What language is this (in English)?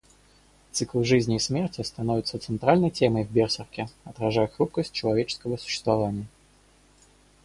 Russian